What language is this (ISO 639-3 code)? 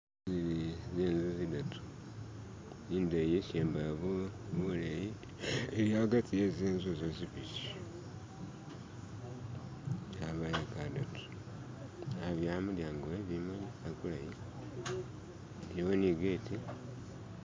myx